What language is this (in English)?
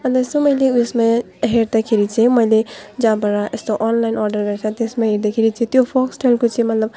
Nepali